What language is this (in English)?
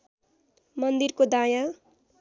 Nepali